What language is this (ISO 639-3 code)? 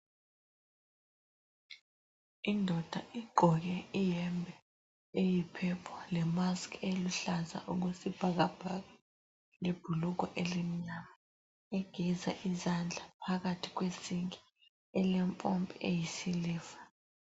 nde